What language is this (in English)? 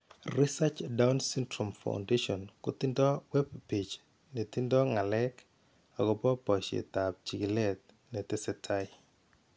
Kalenjin